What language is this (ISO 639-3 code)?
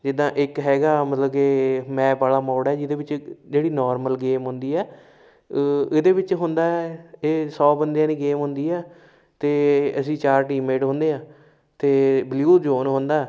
pan